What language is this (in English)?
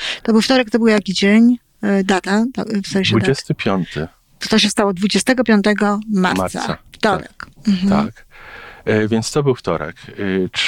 Polish